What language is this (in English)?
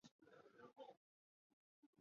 Chinese